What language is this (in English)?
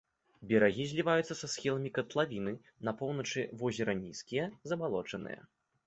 Belarusian